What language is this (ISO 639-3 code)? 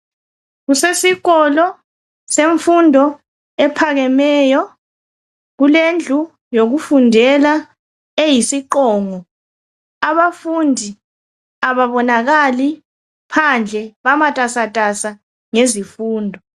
nde